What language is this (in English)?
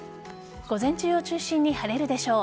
Japanese